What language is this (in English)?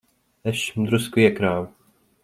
Latvian